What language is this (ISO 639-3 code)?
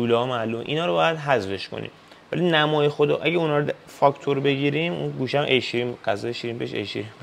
fas